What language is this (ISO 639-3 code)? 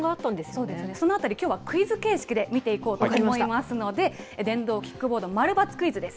jpn